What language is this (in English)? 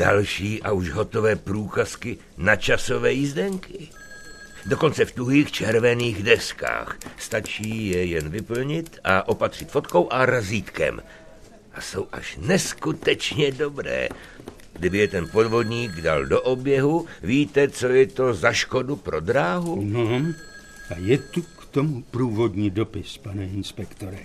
Czech